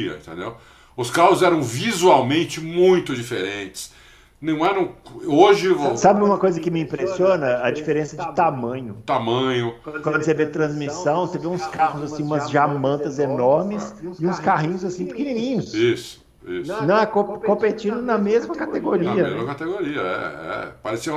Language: Portuguese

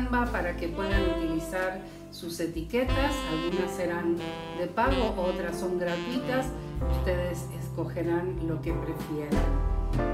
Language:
Spanish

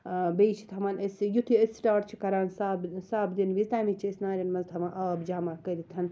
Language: Kashmiri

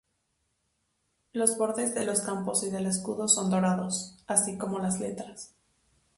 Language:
Spanish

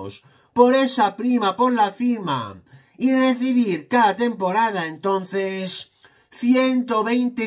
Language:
Spanish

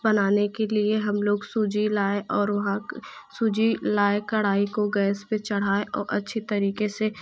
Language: Hindi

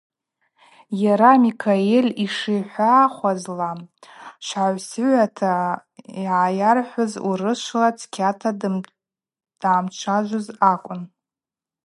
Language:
Abaza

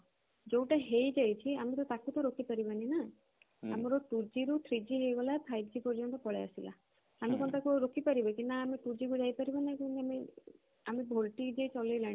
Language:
Odia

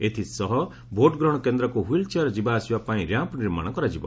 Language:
Odia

